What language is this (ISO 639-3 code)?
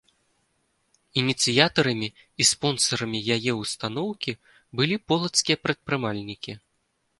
bel